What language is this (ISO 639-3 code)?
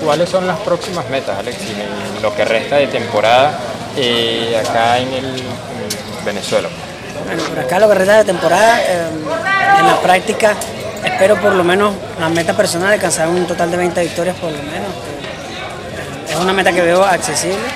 spa